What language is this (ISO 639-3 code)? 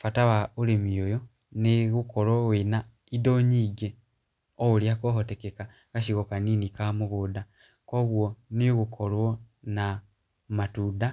kik